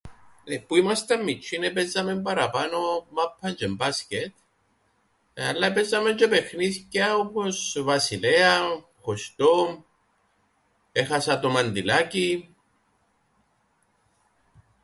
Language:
Greek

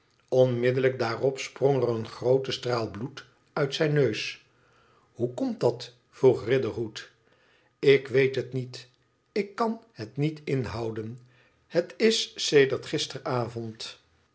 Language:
Dutch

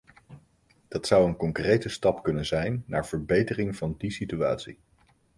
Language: Dutch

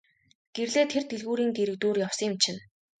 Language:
Mongolian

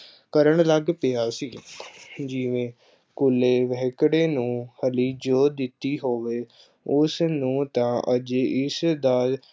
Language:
Punjabi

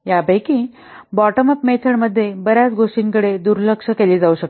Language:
Marathi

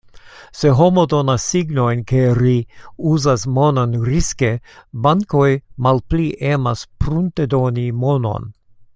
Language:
Esperanto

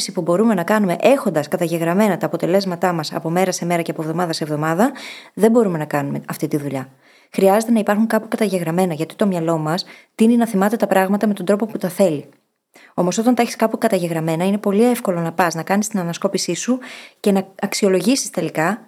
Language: Greek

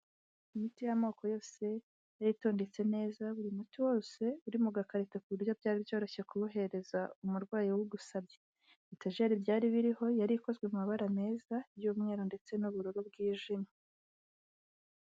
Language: Kinyarwanda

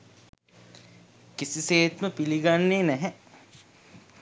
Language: Sinhala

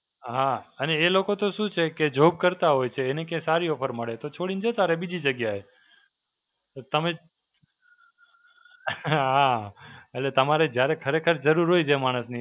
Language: Gujarati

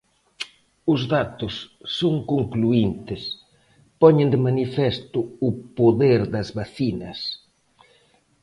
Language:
Galician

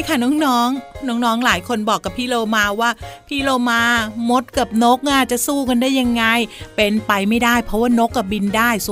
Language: Thai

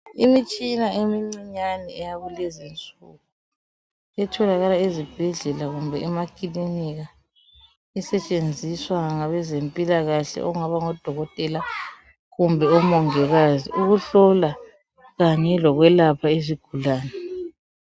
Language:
North Ndebele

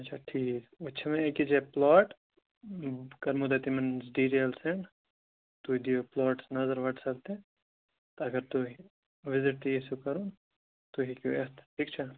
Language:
Kashmiri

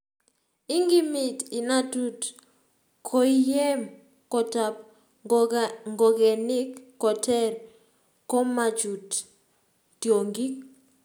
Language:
Kalenjin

